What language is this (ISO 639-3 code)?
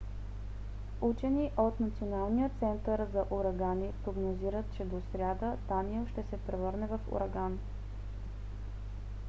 bul